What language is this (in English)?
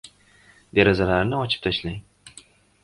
Uzbek